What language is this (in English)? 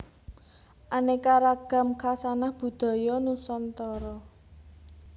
Javanese